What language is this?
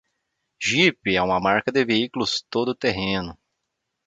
Portuguese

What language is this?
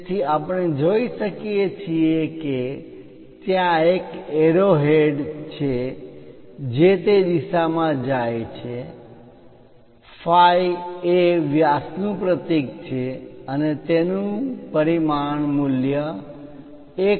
Gujarati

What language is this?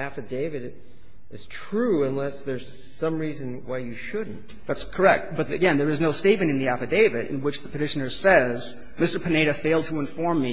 English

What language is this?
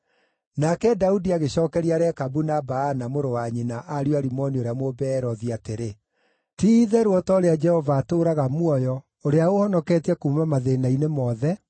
Kikuyu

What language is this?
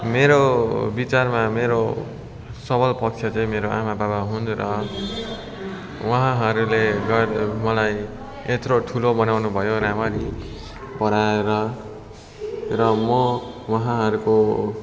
Nepali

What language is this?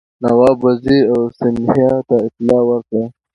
Pashto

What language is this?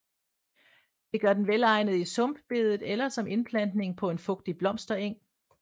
Danish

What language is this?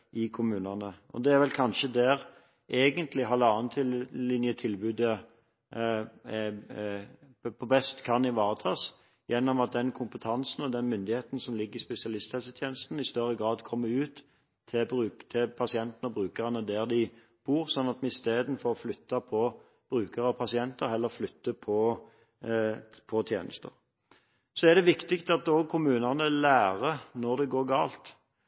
Norwegian Bokmål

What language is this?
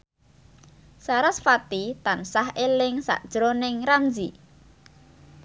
Javanese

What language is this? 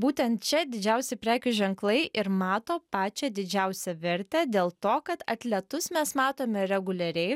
Lithuanian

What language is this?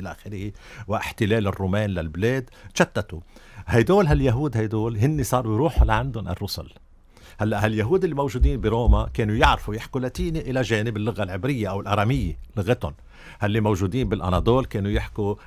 Arabic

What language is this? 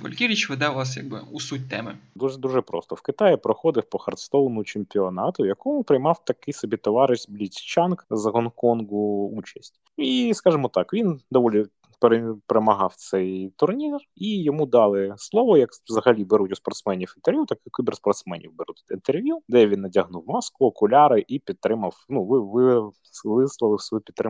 Ukrainian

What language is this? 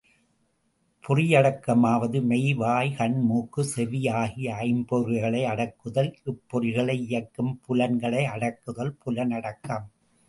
Tamil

